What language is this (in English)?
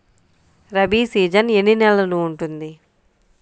Telugu